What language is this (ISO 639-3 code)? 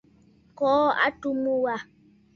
bfd